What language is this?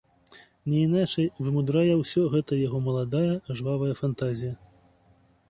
Belarusian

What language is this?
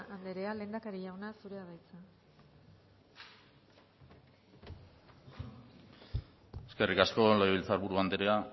Basque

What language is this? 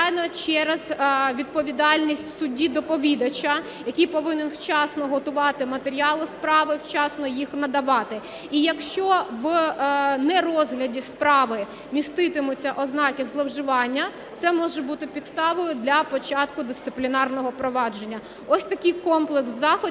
Ukrainian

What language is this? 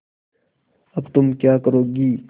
Hindi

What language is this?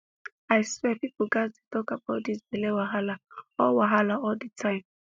Nigerian Pidgin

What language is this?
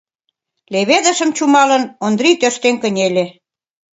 Mari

